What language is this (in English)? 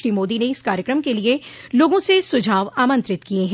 Hindi